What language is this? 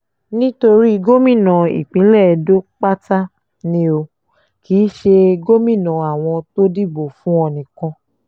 Yoruba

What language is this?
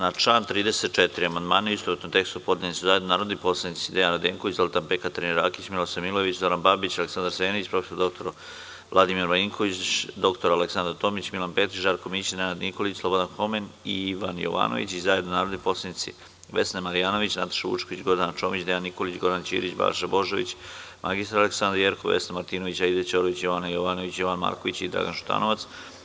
Serbian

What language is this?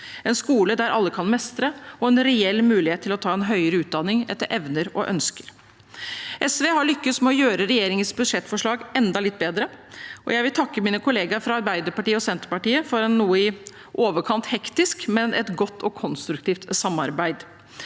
Norwegian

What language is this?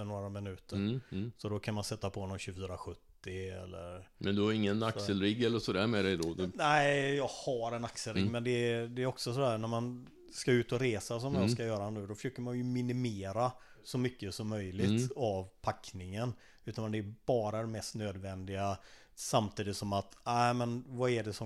Swedish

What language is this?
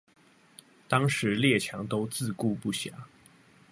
Chinese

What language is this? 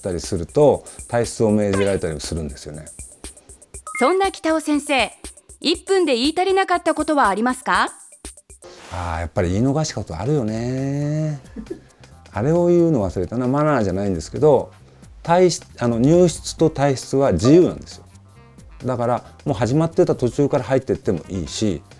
Japanese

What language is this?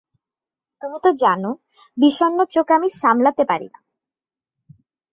Bangla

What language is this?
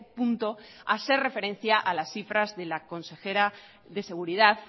Spanish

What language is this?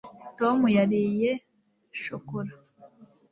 Kinyarwanda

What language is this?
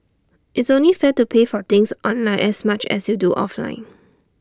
English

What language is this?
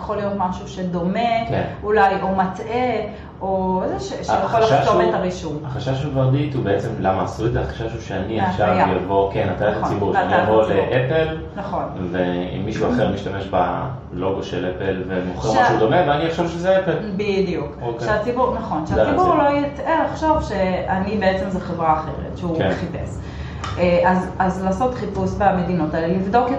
Hebrew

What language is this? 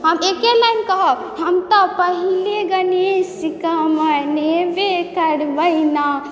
Maithili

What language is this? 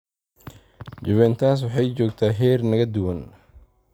Somali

